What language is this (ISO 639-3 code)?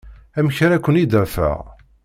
kab